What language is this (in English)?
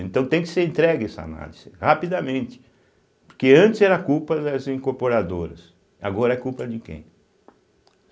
Portuguese